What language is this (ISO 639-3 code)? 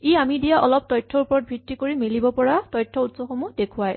asm